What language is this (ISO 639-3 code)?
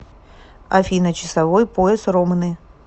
rus